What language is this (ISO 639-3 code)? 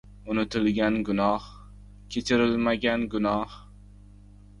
uzb